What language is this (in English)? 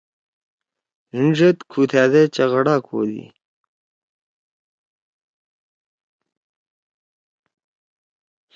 Torwali